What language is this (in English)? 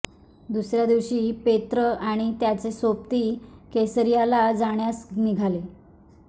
Marathi